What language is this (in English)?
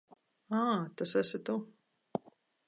Latvian